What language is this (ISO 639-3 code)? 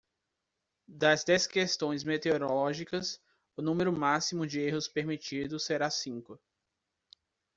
por